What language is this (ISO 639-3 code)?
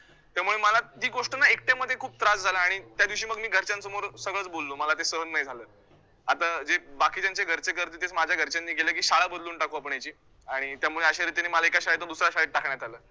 mar